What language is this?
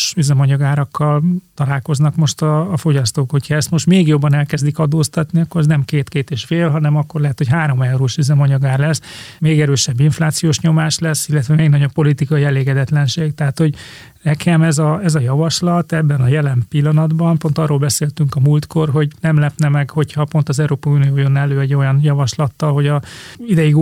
Hungarian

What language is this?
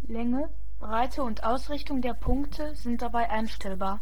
German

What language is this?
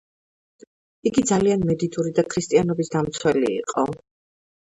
Georgian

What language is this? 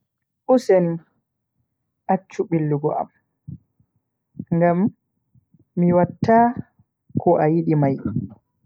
Bagirmi Fulfulde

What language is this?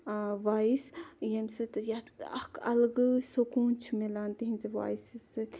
Kashmiri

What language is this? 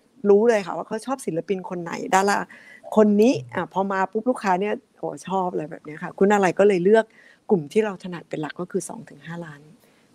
Thai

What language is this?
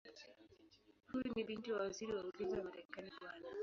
Swahili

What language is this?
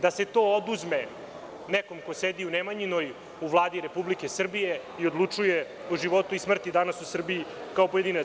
Serbian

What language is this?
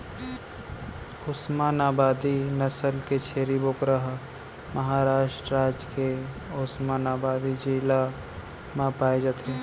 Chhattisgarhi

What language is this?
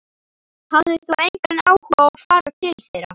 Icelandic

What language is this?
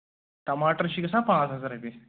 Kashmiri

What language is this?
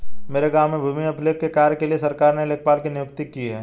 Hindi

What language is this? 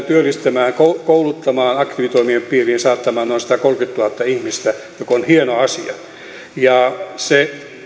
Finnish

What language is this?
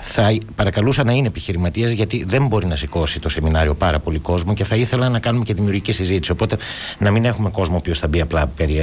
Greek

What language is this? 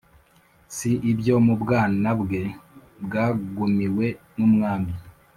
Kinyarwanda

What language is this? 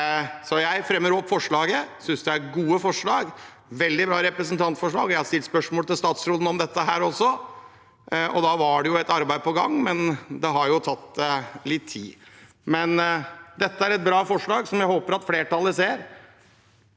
Norwegian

